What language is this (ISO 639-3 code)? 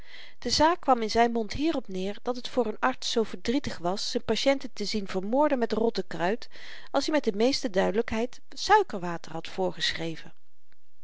nld